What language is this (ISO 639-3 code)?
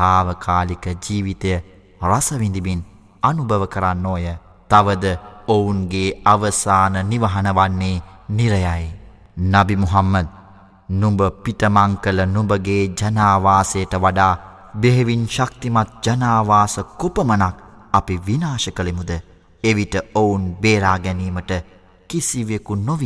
ara